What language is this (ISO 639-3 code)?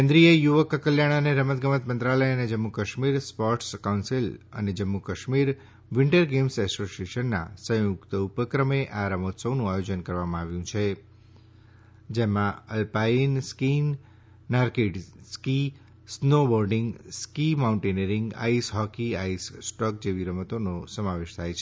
guj